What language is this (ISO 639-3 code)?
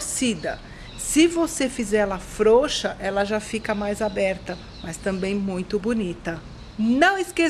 por